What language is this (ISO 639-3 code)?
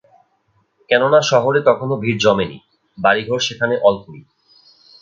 ben